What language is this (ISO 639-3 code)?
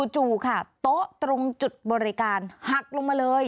tha